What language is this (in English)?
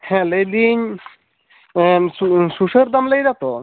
Santali